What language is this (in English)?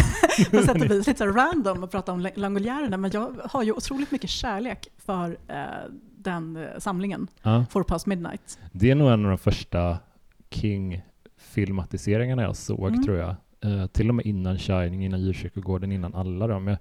Swedish